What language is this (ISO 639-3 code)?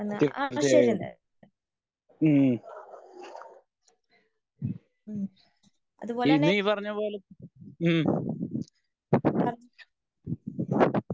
mal